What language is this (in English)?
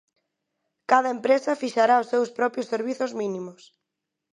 Galician